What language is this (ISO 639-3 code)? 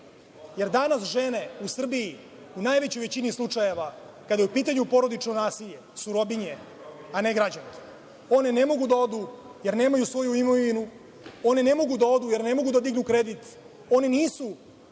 srp